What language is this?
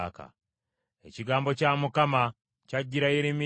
Ganda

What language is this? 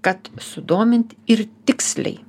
Lithuanian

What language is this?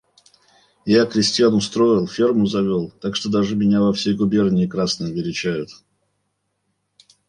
Russian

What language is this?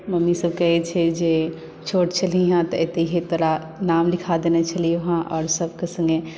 Maithili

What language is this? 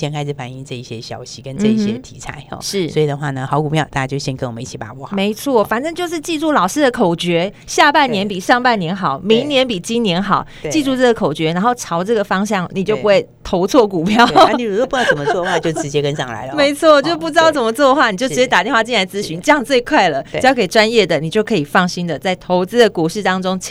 Chinese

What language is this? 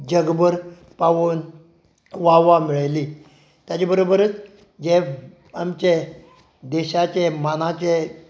Konkani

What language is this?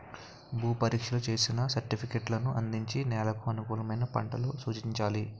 Telugu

